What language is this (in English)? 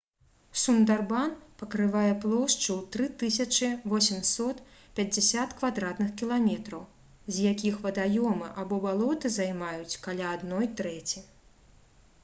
Belarusian